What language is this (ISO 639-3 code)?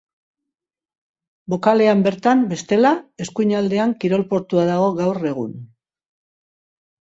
eus